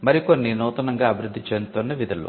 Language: Telugu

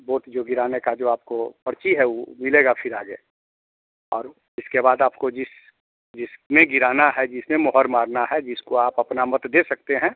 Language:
Hindi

